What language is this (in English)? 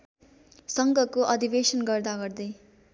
Nepali